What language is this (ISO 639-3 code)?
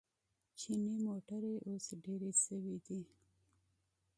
pus